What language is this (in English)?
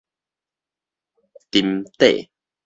Min Nan Chinese